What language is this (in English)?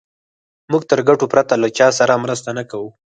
Pashto